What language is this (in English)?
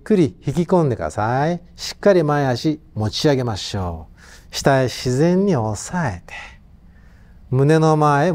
Japanese